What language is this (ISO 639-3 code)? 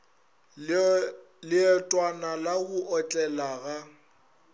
nso